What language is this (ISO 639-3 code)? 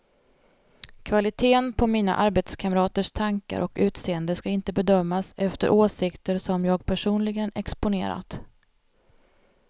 swe